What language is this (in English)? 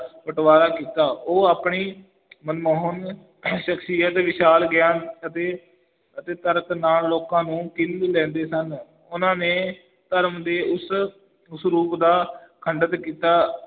Punjabi